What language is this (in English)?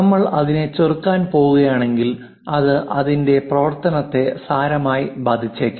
Malayalam